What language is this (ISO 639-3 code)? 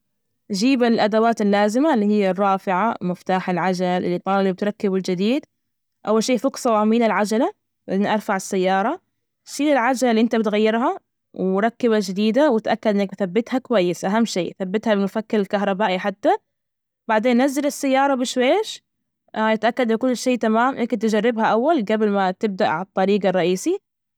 ars